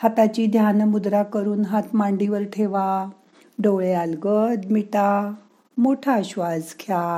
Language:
Marathi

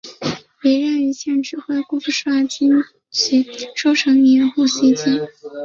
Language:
Chinese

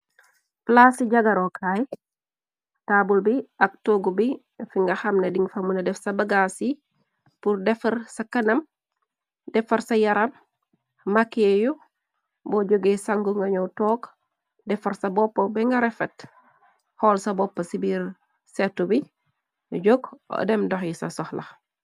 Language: Wolof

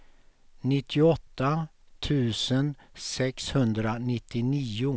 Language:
Swedish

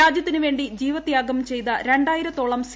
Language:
Malayalam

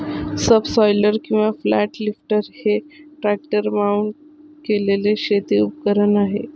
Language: Marathi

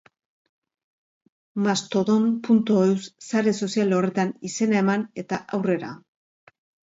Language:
Basque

